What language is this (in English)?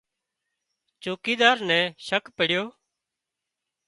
Wadiyara Koli